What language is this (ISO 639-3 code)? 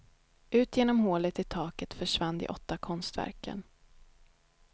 swe